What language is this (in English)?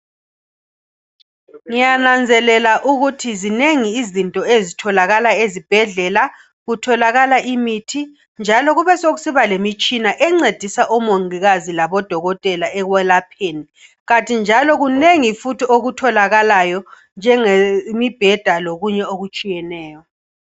North Ndebele